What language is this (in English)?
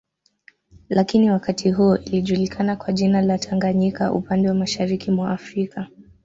Swahili